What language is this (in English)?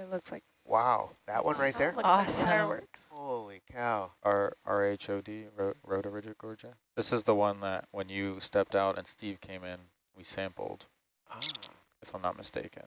English